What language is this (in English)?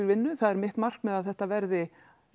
Icelandic